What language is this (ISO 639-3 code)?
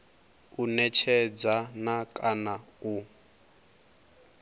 ven